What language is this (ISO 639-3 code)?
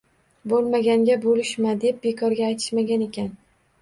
uzb